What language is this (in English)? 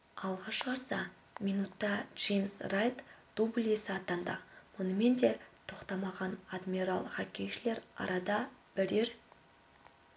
Kazakh